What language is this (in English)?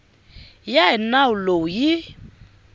Tsonga